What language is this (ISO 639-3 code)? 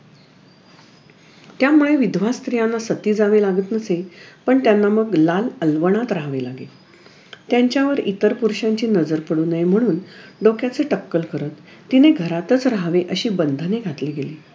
mar